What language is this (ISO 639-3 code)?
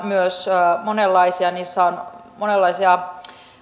fin